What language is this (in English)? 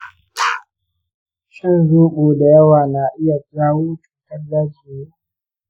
Hausa